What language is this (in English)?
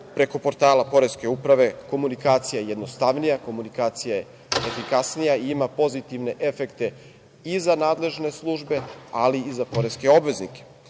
Serbian